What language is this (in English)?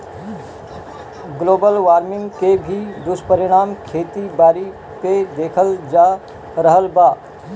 Bhojpuri